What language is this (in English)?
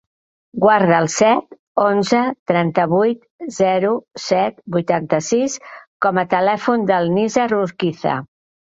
Catalan